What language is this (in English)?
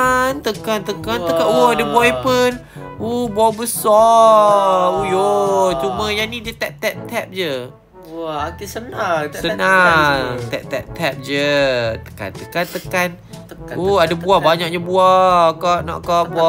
Malay